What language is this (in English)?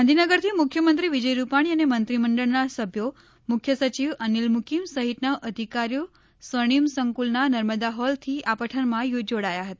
Gujarati